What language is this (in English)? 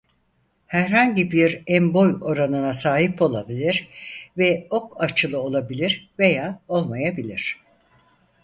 Turkish